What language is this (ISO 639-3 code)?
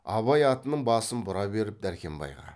kaz